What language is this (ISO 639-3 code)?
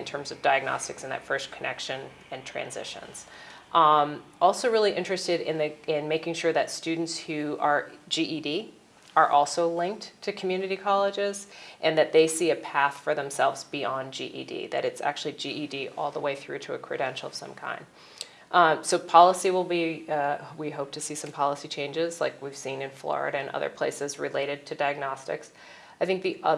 eng